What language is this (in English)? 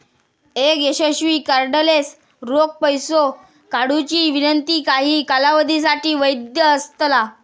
Marathi